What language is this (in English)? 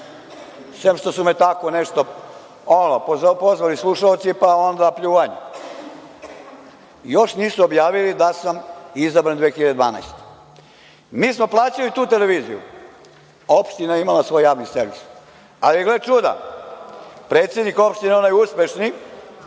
Serbian